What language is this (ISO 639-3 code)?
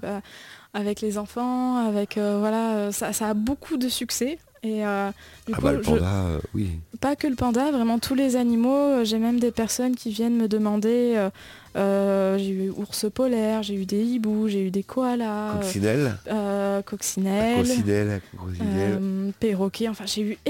fra